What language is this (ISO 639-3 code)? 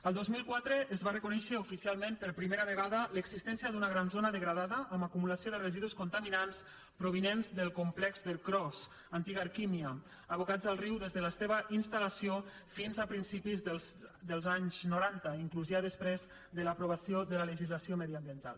cat